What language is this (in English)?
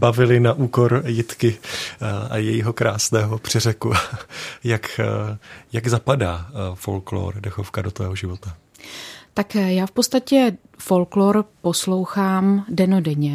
Czech